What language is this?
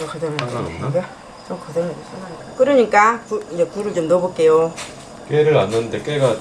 Korean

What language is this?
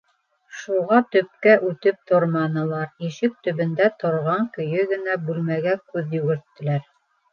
Bashkir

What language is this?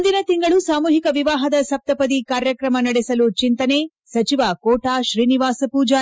Kannada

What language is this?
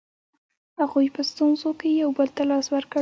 Pashto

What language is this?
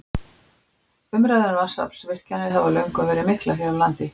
Icelandic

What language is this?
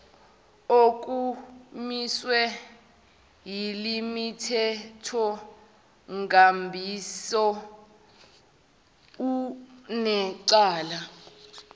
Zulu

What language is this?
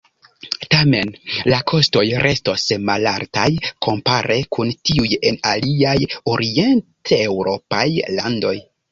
Esperanto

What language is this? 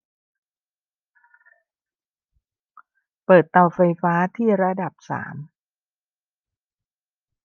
Thai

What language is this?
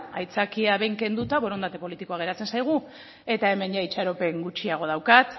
Basque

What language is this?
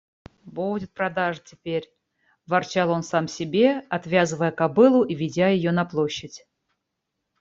Russian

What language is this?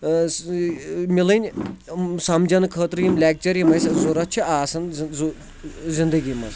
Kashmiri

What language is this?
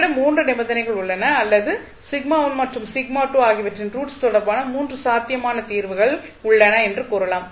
Tamil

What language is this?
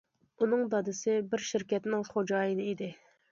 Uyghur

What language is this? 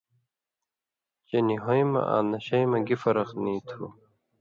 Indus Kohistani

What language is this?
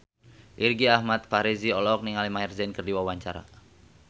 Sundanese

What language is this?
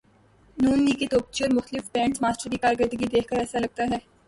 Urdu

